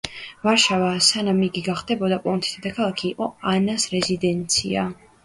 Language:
Georgian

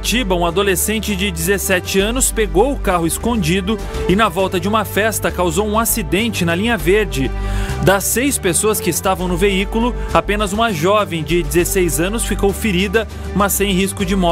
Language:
Portuguese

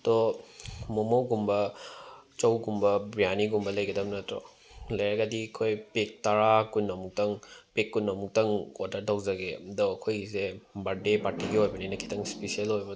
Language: Manipuri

